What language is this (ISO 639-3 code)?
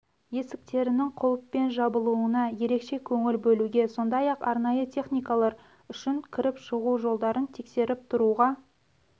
kaz